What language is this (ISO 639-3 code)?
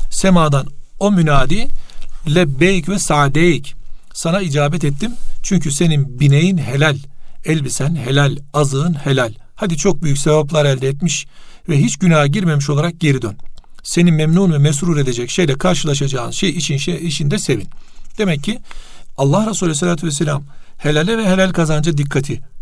tur